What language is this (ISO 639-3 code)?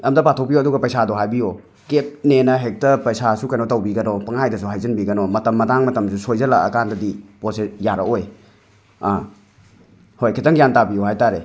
mni